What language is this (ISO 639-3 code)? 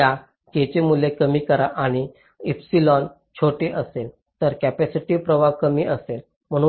mar